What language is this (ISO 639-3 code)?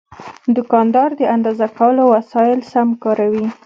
pus